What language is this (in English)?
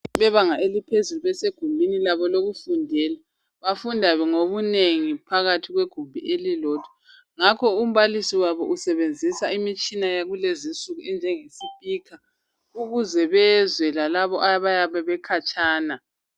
North Ndebele